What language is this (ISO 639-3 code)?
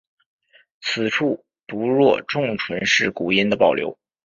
zho